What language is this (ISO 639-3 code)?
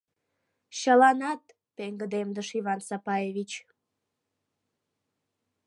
chm